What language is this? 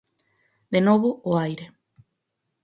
Galician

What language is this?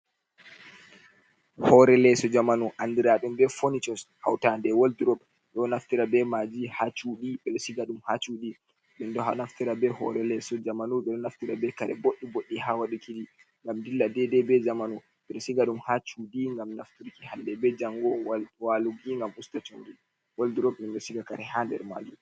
Fula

